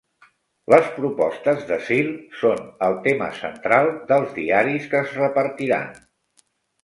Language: Catalan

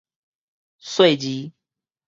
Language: Min Nan Chinese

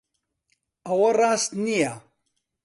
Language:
Central Kurdish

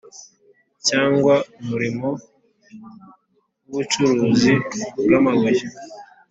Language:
Kinyarwanda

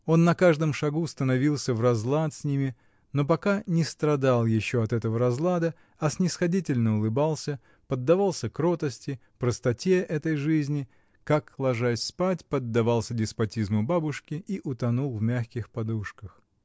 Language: Russian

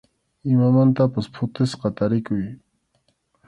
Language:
Arequipa-La Unión Quechua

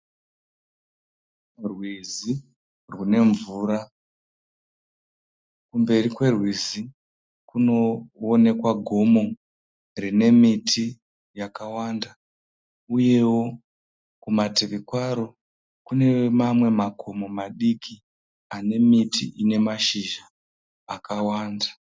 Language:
Shona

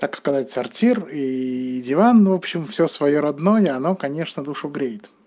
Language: Russian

